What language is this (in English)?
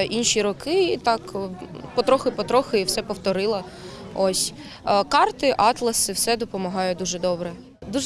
Ukrainian